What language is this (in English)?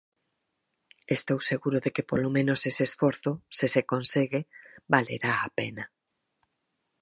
Galician